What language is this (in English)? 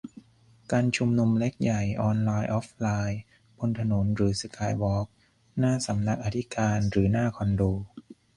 Thai